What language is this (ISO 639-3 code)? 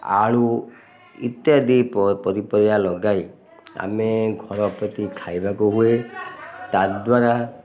ori